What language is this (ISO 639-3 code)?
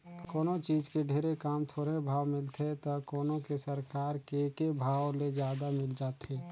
hne